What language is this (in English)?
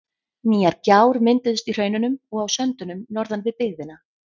Icelandic